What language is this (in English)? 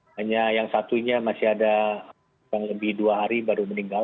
Indonesian